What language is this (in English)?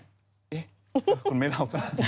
Thai